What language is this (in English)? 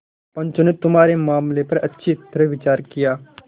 Hindi